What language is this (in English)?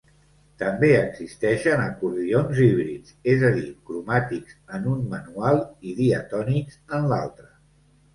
Catalan